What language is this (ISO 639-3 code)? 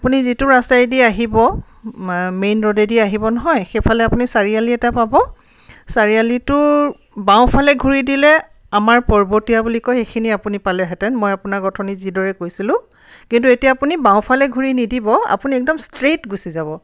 asm